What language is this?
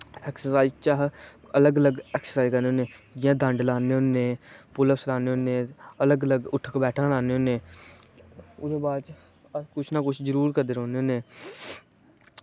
Dogri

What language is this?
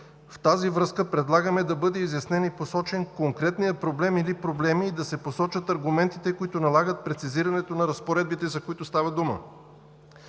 Bulgarian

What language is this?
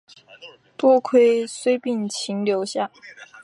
Chinese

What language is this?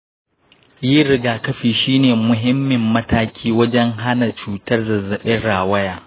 Hausa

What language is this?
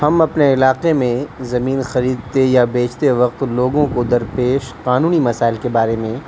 Urdu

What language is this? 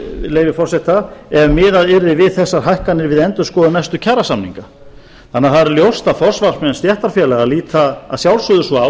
Icelandic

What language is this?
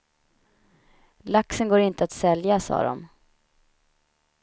Swedish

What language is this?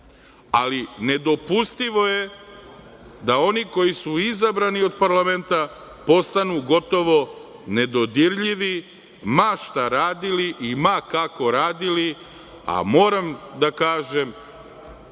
Serbian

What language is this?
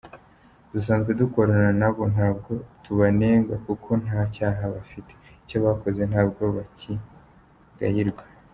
Kinyarwanda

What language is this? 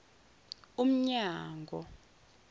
Zulu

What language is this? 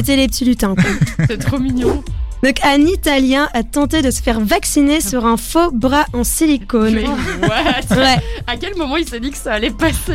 French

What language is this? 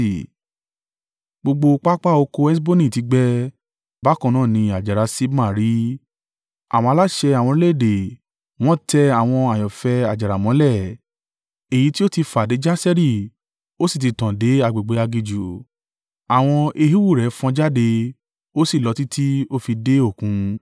Yoruba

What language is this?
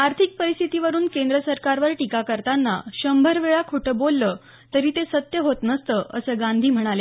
Marathi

